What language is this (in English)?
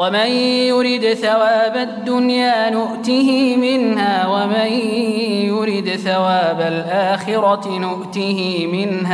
Arabic